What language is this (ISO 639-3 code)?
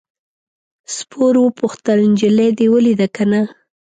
pus